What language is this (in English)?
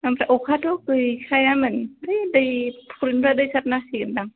Bodo